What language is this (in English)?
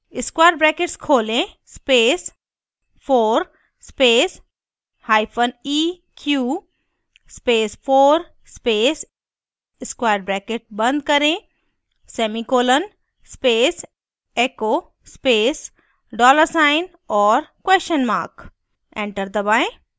Hindi